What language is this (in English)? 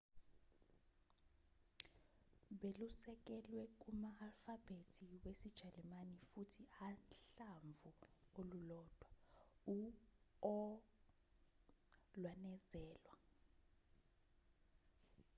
Zulu